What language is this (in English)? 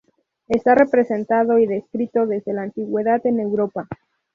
Spanish